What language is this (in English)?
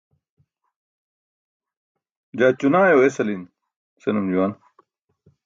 Burushaski